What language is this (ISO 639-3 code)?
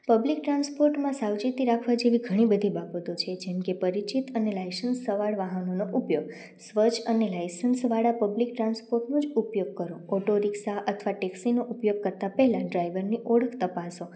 guj